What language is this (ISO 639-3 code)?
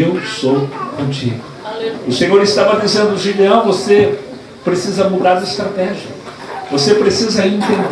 por